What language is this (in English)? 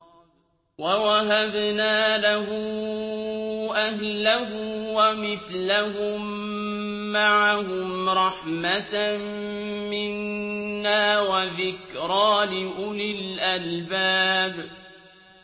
Arabic